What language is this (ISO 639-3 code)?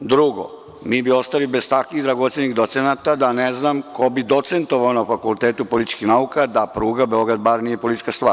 srp